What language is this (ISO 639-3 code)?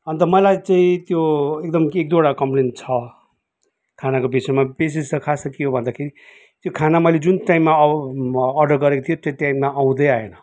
nep